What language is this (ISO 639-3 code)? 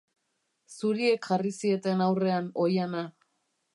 eus